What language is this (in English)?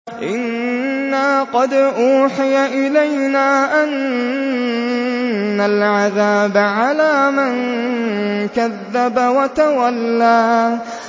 Arabic